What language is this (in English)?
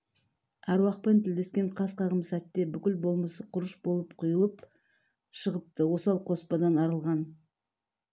Kazakh